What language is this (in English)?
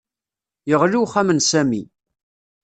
Kabyle